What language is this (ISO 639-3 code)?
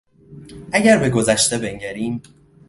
fas